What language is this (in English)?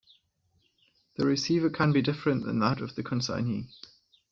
English